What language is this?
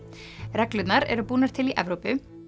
Icelandic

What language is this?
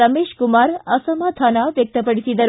Kannada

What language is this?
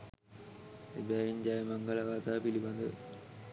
Sinhala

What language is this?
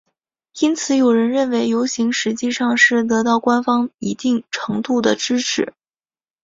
Chinese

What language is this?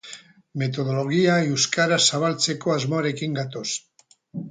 Basque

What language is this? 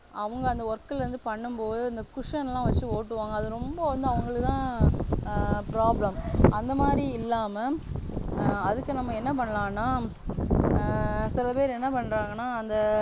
Tamil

